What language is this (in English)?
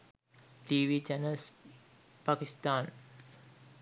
Sinhala